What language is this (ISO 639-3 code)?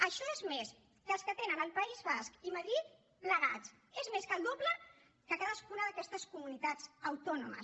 cat